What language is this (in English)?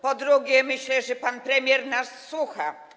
Polish